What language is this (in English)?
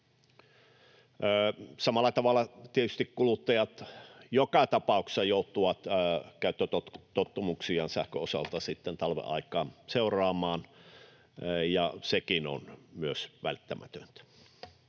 Finnish